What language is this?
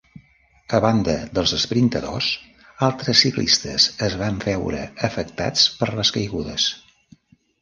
Catalan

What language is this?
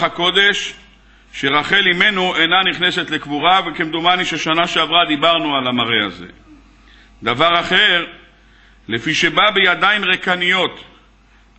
Hebrew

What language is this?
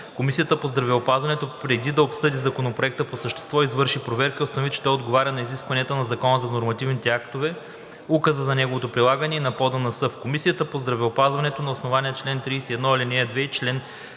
Bulgarian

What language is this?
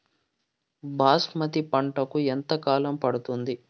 Telugu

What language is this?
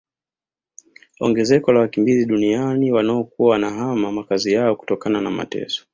Swahili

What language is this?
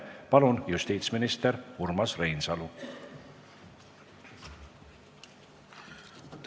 Estonian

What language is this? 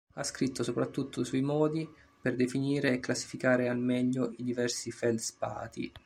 Italian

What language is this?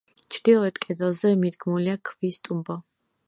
Georgian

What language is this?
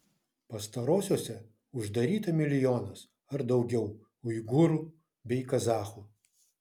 Lithuanian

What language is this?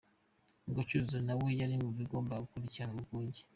Kinyarwanda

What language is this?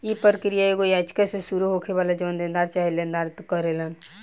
Bhojpuri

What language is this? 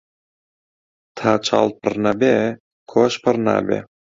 Central Kurdish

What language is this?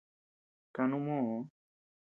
Tepeuxila Cuicatec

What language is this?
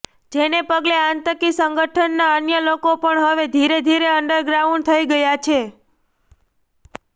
Gujarati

